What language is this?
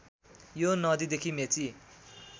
Nepali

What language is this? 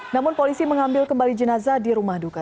Indonesian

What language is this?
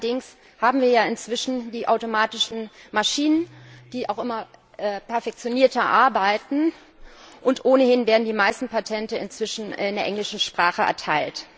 German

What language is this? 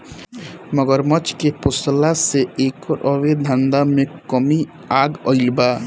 Bhojpuri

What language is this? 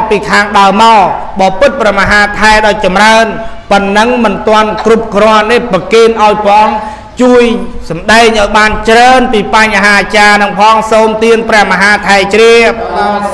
Thai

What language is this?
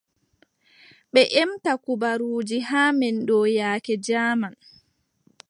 Adamawa Fulfulde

